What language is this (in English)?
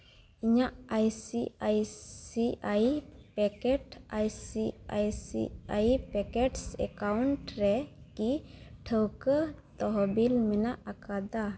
Santali